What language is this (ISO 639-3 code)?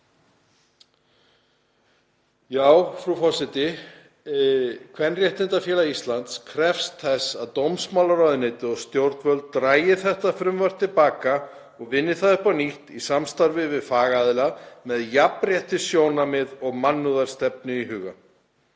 isl